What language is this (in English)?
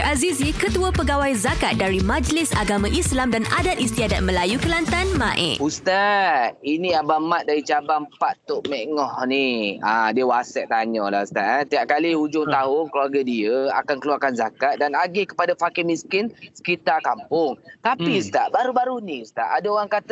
Malay